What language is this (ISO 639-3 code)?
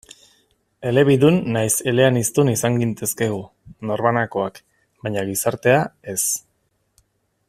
eus